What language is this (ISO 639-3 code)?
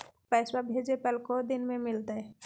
mag